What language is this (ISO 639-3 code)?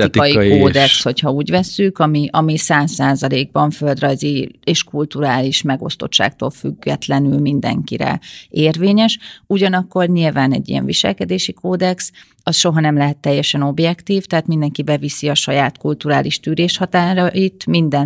hun